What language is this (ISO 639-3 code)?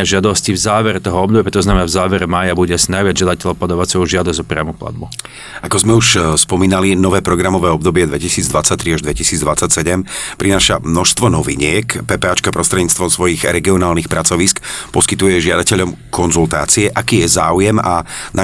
slk